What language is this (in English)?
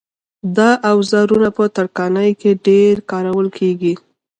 Pashto